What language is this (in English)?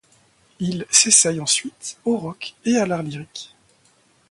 French